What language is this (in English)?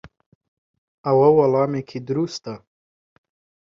Central Kurdish